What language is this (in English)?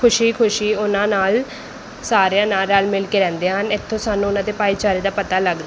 Punjabi